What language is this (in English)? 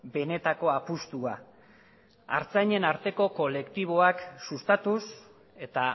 Basque